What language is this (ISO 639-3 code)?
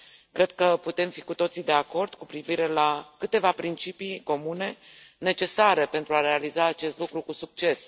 ron